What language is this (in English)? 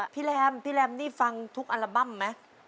Thai